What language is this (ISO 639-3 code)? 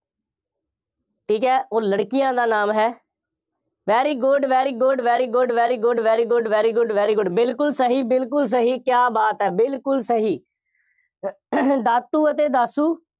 pan